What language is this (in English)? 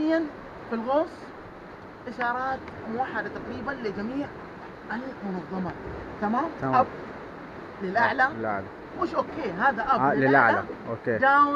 Arabic